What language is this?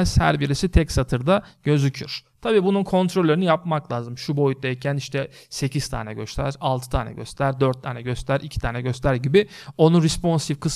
Turkish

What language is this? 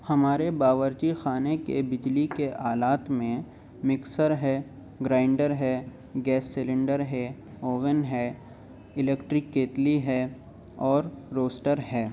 Urdu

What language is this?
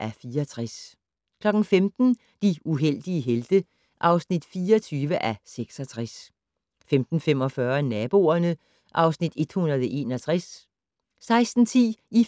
Danish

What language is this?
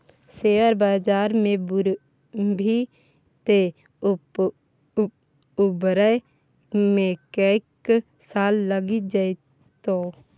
Maithili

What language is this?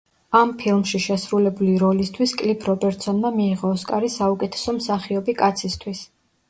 Georgian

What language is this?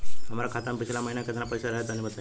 Bhojpuri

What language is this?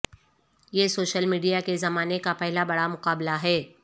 Urdu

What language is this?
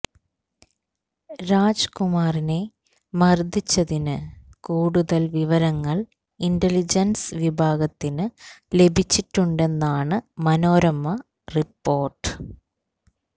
Malayalam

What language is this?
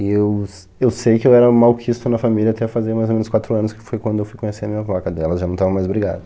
Portuguese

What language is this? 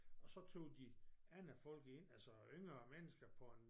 Danish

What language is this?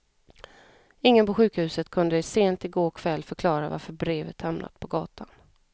Swedish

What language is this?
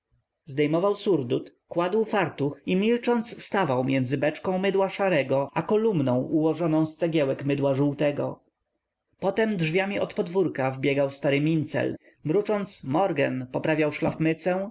Polish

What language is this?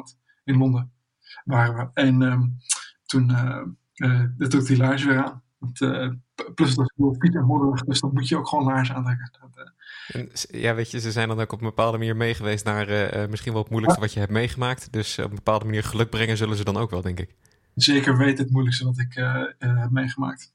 Dutch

